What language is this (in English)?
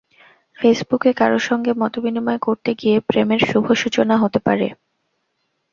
Bangla